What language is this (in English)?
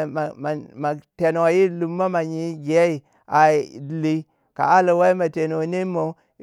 Waja